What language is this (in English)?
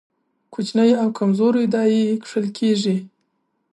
Pashto